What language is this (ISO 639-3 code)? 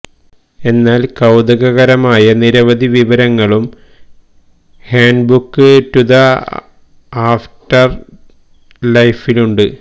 mal